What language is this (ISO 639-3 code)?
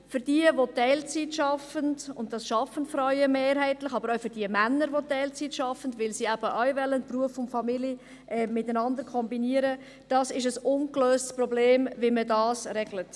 gsw